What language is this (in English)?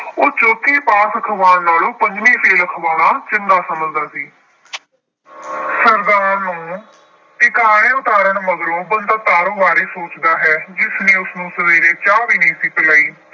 Punjabi